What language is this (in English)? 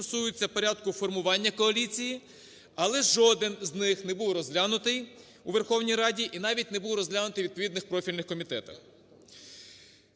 Ukrainian